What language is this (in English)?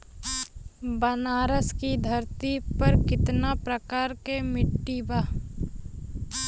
Bhojpuri